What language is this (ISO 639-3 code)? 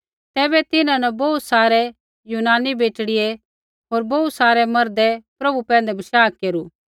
kfx